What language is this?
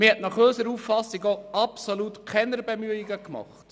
Swiss German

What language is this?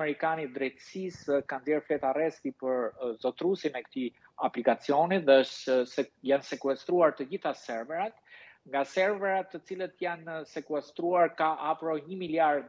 Romanian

